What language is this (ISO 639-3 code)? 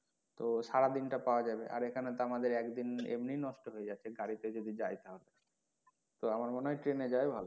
ben